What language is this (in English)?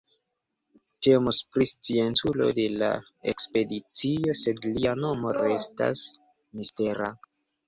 Esperanto